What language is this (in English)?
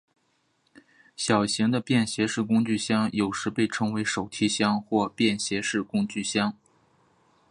Chinese